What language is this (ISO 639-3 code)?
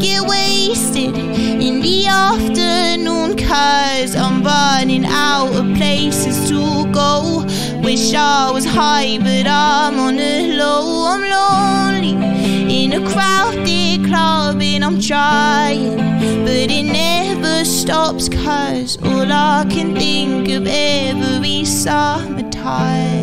eng